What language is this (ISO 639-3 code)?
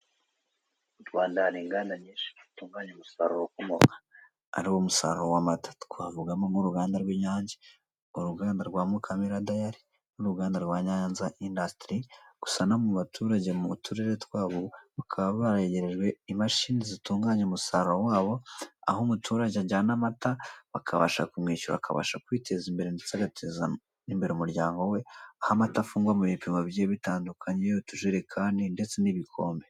kin